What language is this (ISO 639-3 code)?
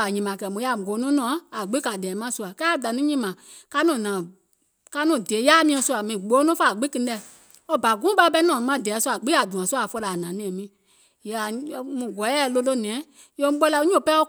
gol